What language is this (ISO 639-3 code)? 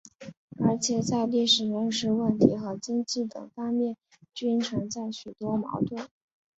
zho